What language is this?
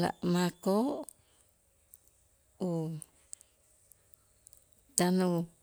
Itzá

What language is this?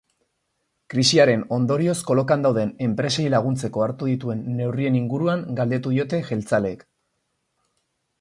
Basque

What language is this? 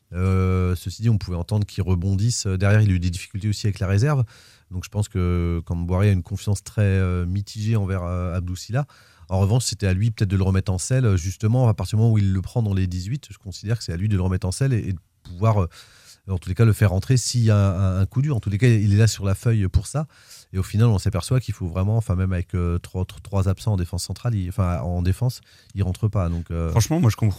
French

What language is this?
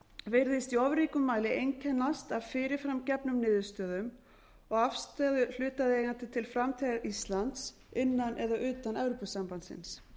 Icelandic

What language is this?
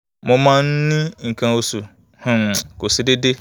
Yoruba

